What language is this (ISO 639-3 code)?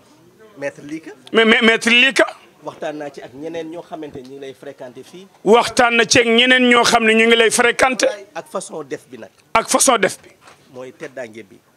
fra